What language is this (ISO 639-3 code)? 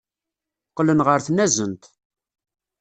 kab